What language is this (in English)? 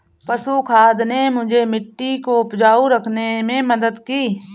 Hindi